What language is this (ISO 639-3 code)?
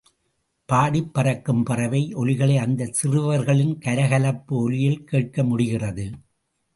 tam